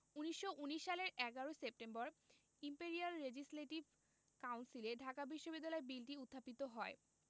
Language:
Bangla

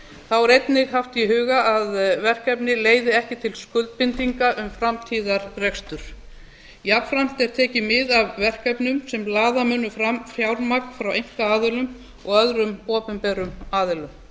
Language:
Icelandic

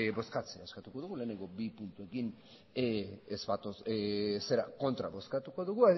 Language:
Basque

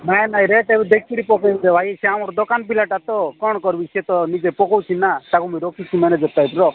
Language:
Odia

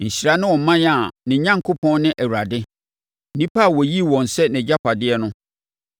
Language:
Akan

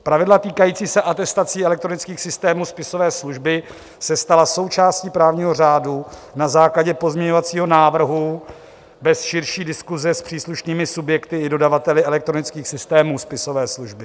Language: Czech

